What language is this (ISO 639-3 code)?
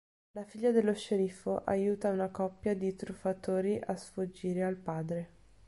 ita